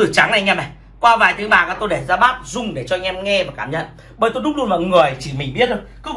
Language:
Vietnamese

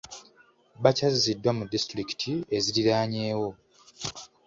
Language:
Ganda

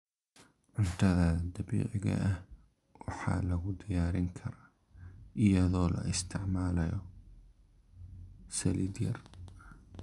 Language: Somali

